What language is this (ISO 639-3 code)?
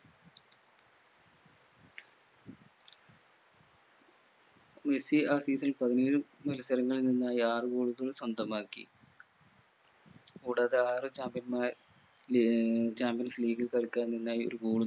mal